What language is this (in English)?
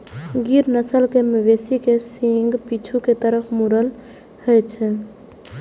Maithili